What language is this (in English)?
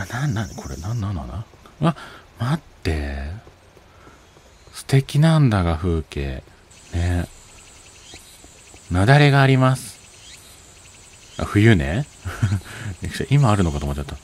Japanese